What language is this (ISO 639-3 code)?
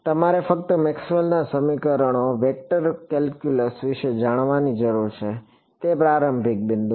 guj